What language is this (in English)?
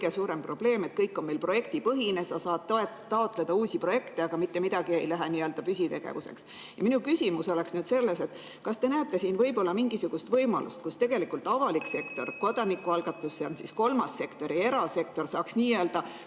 Estonian